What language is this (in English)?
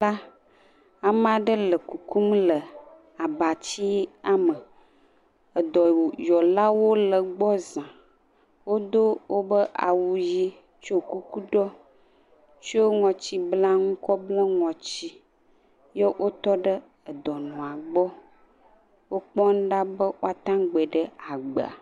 Ewe